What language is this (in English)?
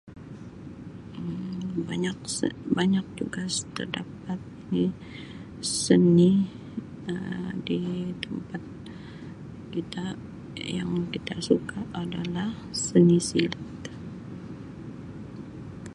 Sabah Malay